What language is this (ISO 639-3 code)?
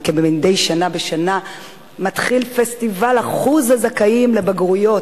heb